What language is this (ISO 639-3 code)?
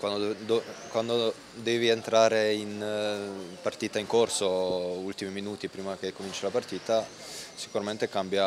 ita